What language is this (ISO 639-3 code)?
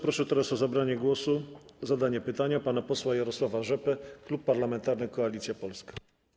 pol